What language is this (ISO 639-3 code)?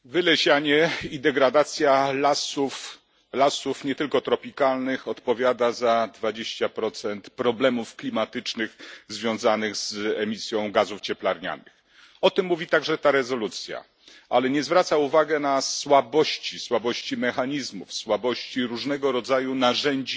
pol